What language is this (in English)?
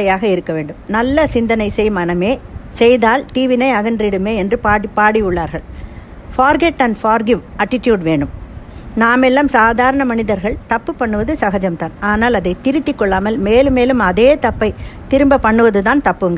Tamil